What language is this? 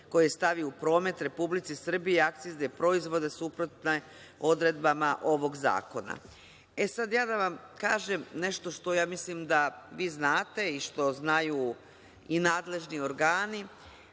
Serbian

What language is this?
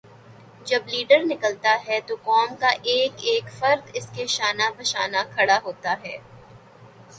Urdu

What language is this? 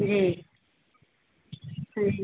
Hindi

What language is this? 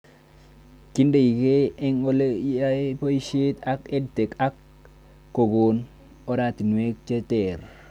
Kalenjin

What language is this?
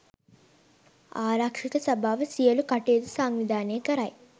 Sinhala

